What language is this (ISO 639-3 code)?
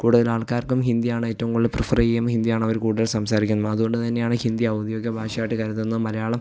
mal